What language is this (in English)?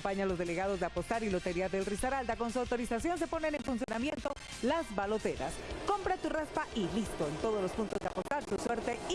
Spanish